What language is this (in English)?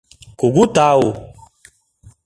Mari